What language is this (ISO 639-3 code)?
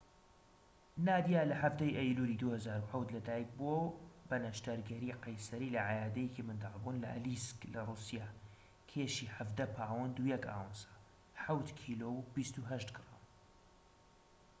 ckb